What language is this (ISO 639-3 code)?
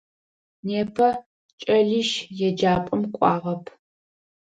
ady